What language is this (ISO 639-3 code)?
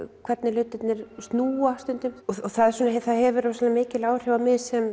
isl